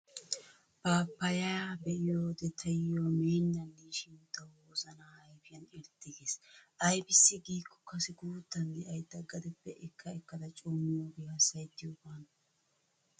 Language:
Wolaytta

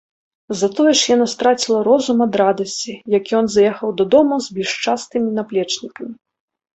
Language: Belarusian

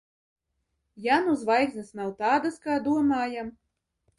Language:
Latvian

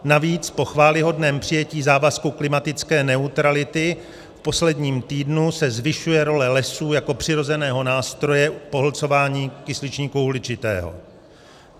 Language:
Czech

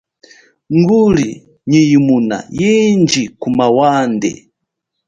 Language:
Chokwe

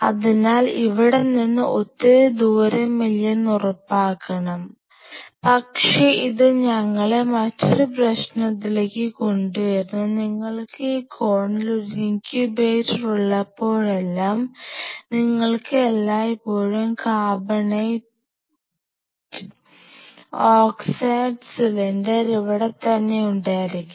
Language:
Malayalam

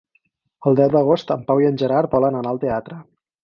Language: Catalan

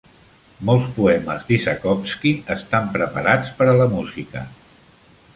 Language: Catalan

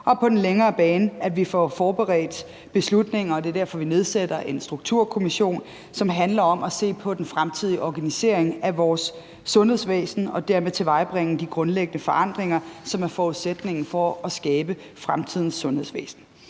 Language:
Danish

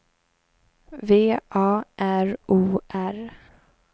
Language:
Swedish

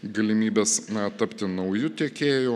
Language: Lithuanian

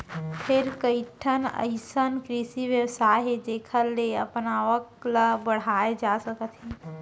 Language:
Chhattisgarhi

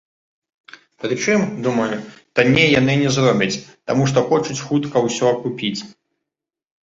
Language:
Belarusian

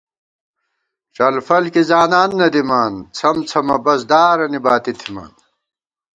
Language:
Gawar-Bati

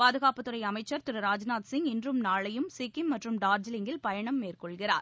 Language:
Tamil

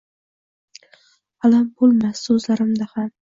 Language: Uzbek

